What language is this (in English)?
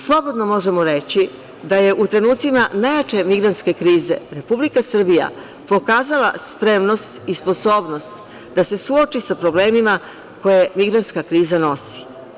Serbian